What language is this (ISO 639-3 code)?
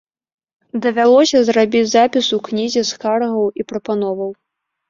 bel